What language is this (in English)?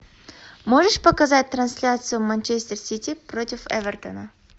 Russian